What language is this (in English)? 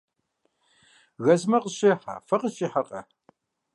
Kabardian